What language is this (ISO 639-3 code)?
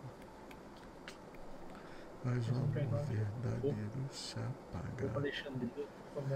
por